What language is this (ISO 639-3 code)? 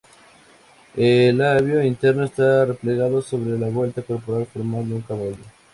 spa